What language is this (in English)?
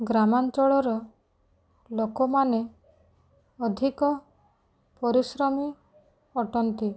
Odia